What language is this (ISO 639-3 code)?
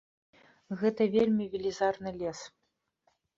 bel